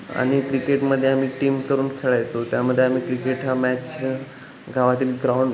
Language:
Marathi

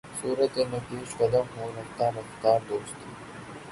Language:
Urdu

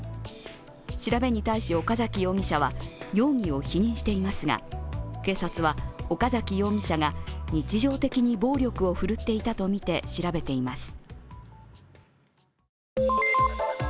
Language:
Japanese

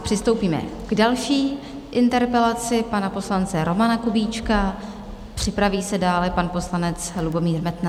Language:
Czech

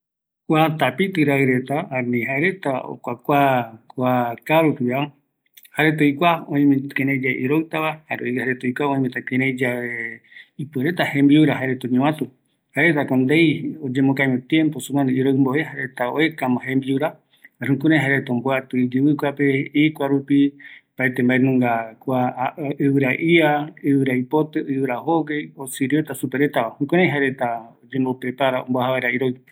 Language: Eastern Bolivian Guaraní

